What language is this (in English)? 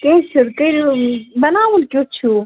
Kashmiri